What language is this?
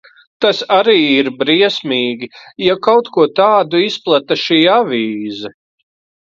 Latvian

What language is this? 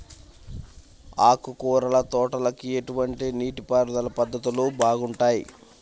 Telugu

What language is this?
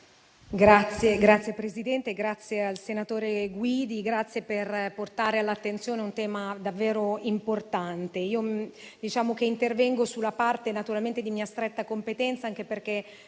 Italian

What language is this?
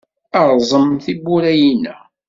Kabyle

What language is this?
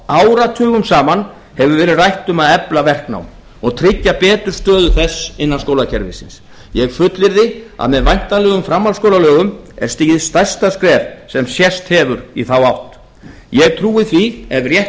Icelandic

